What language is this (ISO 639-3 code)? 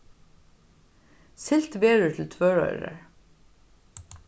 fao